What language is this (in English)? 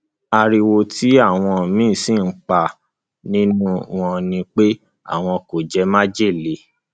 Yoruba